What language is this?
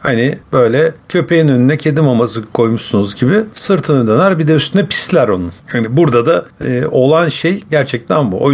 Turkish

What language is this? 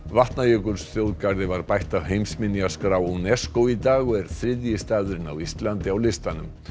Icelandic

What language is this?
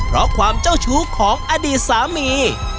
Thai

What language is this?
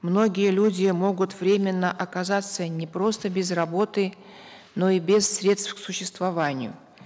Kazakh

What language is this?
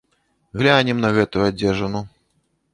Belarusian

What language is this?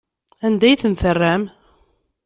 Kabyle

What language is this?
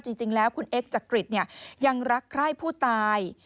Thai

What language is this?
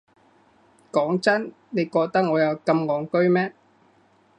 Cantonese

